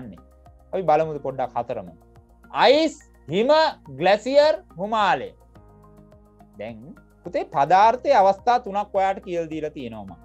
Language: Indonesian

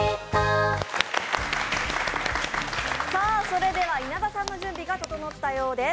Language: Japanese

